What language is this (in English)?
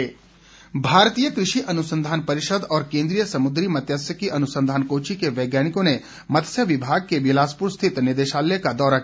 Hindi